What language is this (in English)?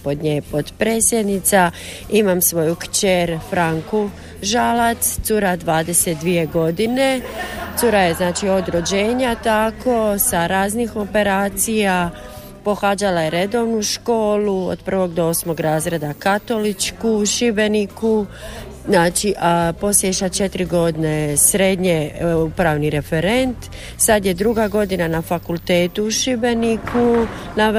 Croatian